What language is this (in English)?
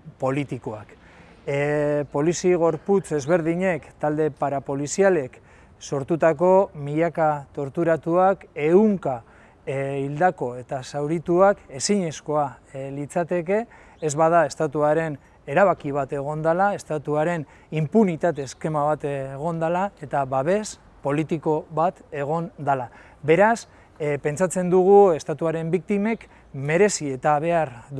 Basque